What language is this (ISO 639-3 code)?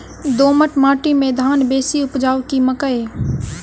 mai